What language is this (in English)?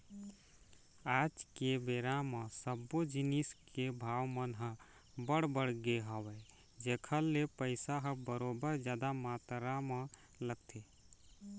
Chhattisgarhi